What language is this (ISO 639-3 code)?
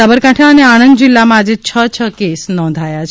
guj